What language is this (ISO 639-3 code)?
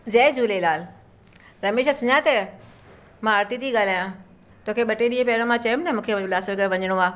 snd